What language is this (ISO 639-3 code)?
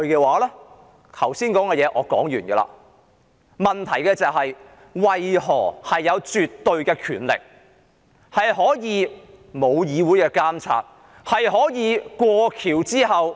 yue